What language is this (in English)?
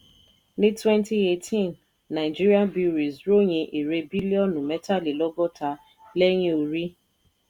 Yoruba